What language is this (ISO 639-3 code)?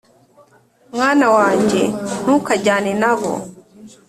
kin